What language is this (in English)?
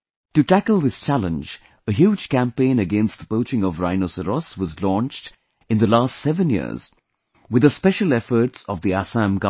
English